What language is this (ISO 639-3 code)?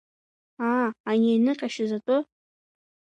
abk